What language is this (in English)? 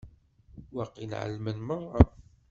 Kabyle